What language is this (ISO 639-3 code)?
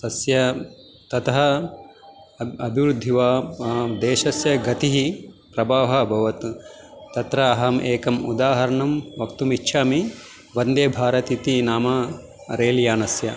san